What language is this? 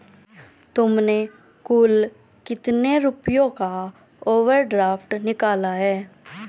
Hindi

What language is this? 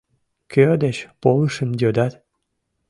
Mari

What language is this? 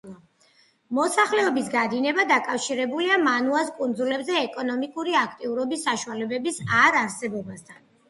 Georgian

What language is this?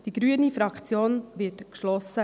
Swiss German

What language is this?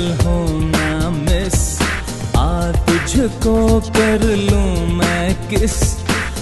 Hindi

